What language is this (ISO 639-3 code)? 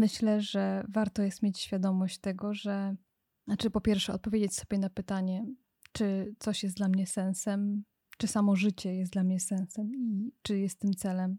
pol